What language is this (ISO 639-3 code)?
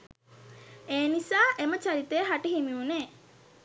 sin